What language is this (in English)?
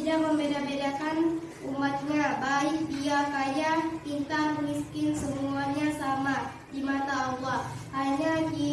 Indonesian